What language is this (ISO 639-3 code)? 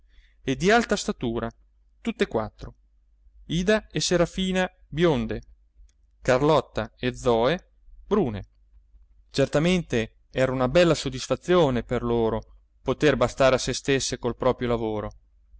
ita